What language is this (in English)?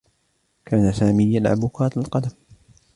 Arabic